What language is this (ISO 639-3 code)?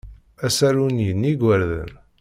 kab